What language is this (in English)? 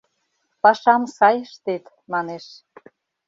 Mari